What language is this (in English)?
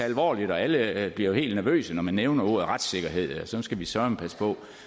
Danish